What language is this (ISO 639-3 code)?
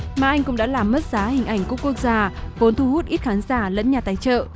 vie